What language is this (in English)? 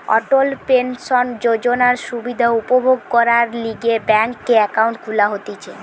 Bangla